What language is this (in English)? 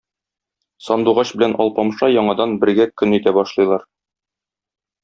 Tatar